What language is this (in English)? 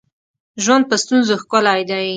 Pashto